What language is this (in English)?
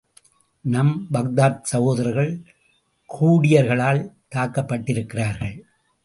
Tamil